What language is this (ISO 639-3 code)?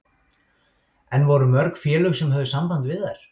isl